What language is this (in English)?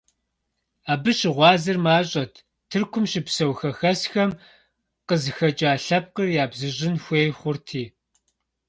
Kabardian